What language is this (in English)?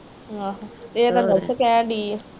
Punjabi